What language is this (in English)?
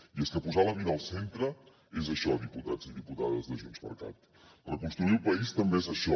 Catalan